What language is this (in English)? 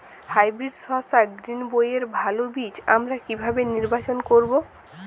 Bangla